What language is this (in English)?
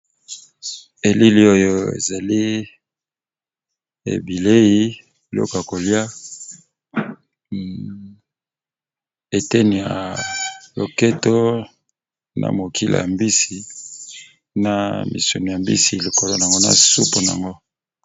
Lingala